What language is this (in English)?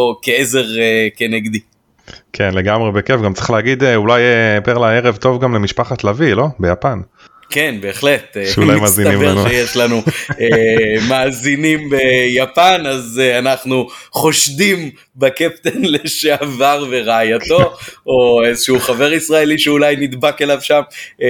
Hebrew